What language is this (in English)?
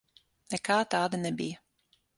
Latvian